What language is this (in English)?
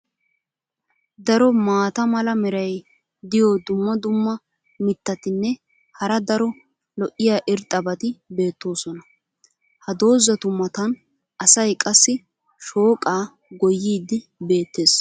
Wolaytta